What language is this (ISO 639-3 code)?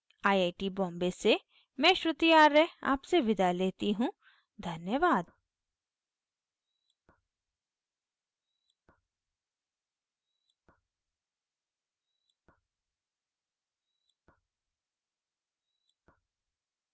hin